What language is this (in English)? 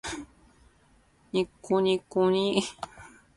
Japanese